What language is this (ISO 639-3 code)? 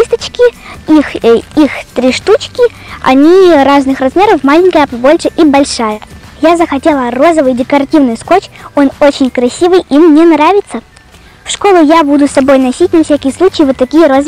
rus